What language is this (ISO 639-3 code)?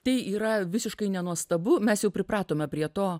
lit